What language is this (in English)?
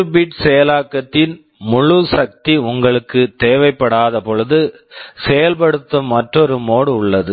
Tamil